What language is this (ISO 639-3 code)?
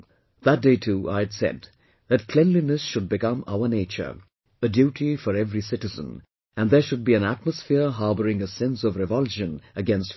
eng